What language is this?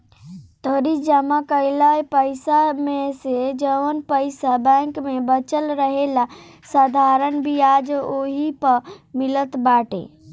Bhojpuri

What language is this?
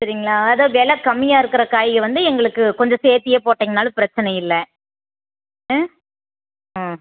Tamil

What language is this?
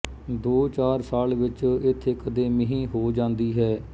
Punjabi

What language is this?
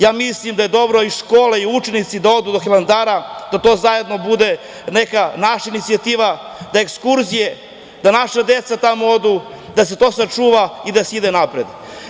Serbian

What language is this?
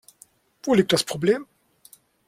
German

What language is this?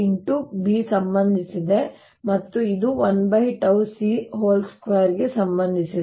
Kannada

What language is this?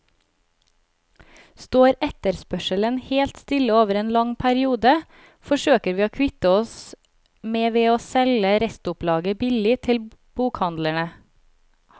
Norwegian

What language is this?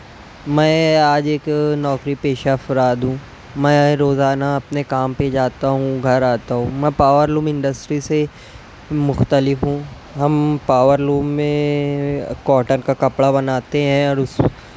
Urdu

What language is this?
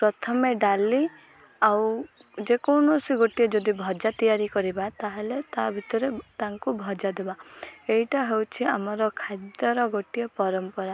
Odia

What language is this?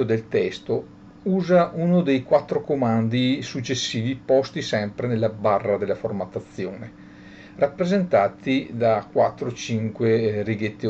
Italian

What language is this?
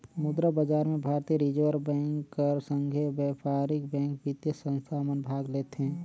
Chhattisgarhi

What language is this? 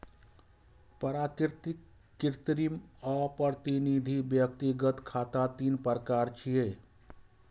Maithili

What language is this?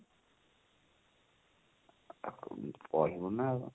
Odia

